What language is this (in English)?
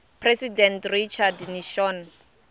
Tsonga